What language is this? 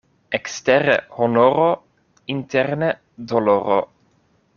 Esperanto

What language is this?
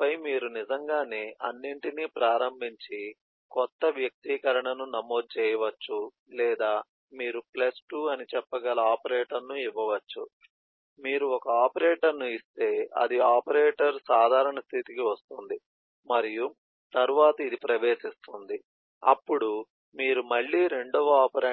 Telugu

